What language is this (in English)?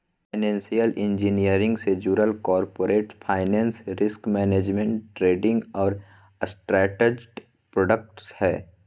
Magahi